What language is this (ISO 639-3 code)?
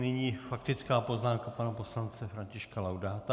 ces